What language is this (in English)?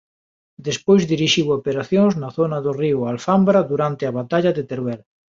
Galician